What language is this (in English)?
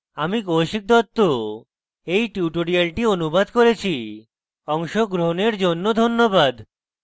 Bangla